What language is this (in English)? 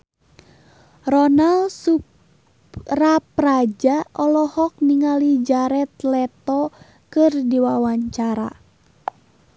Sundanese